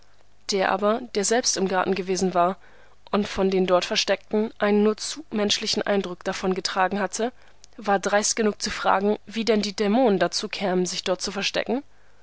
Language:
German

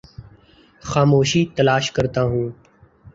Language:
Urdu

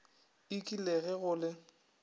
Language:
Northern Sotho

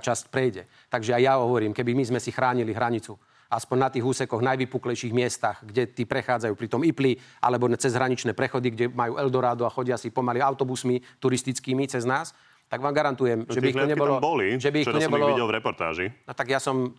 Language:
Slovak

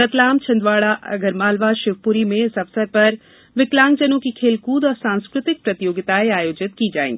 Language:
Hindi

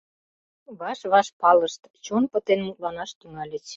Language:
Mari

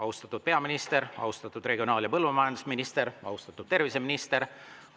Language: Estonian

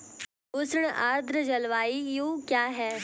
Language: Hindi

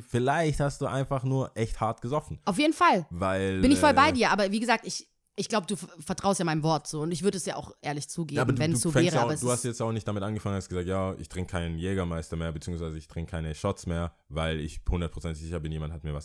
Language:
German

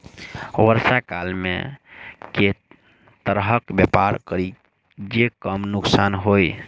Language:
Maithili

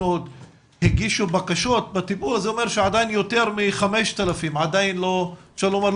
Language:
Hebrew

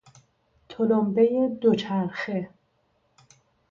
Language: Persian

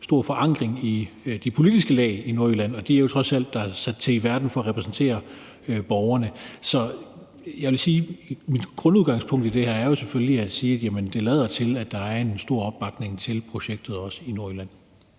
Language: Danish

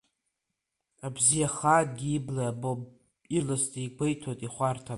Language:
Abkhazian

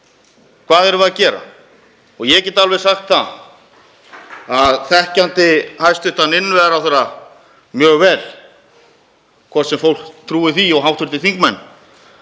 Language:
Icelandic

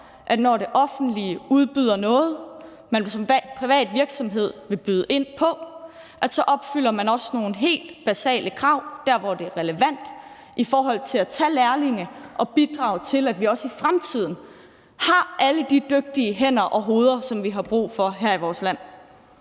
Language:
Danish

